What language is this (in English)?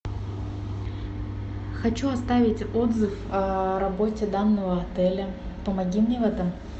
Russian